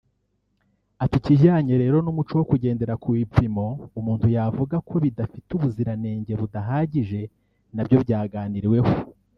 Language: Kinyarwanda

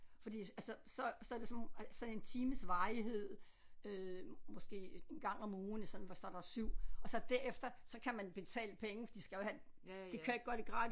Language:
Danish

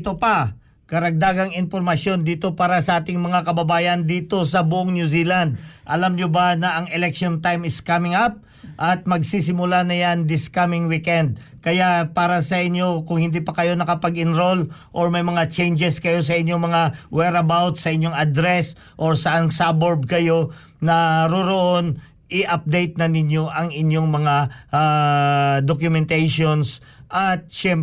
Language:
Filipino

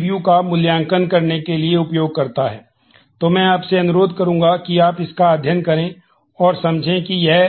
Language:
Hindi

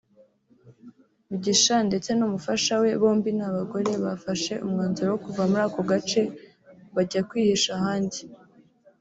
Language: Kinyarwanda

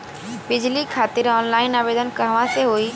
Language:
Bhojpuri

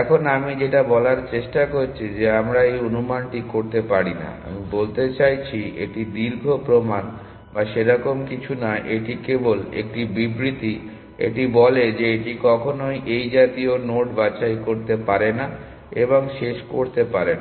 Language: Bangla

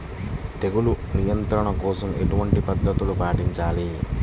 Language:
Telugu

